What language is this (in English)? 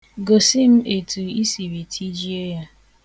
Igbo